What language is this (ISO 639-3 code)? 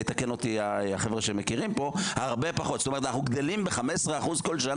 heb